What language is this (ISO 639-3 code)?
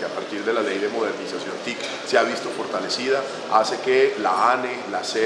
spa